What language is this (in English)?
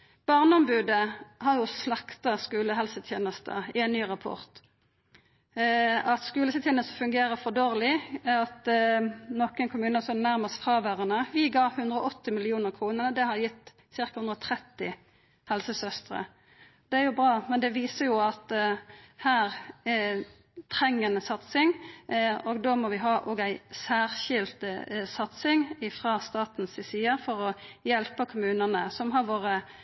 Norwegian Nynorsk